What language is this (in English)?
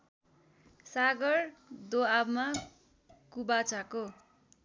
Nepali